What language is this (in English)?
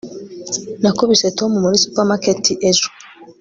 Kinyarwanda